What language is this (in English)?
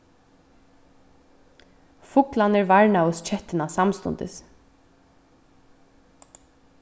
Faroese